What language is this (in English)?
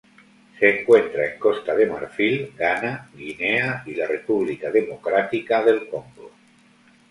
Spanish